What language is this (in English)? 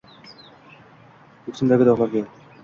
Uzbek